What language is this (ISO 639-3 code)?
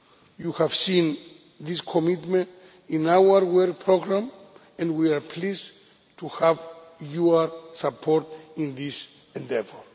eng